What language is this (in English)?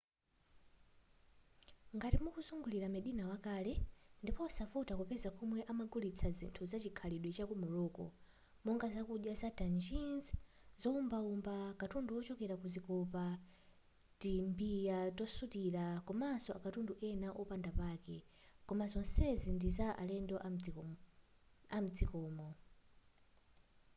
Nyanja